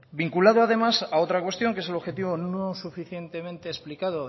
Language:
Spanish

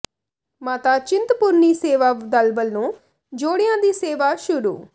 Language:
Punjabi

